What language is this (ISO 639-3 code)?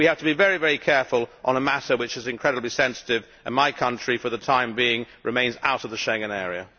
eng